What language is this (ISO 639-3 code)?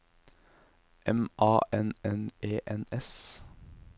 nor